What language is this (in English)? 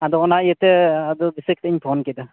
Santali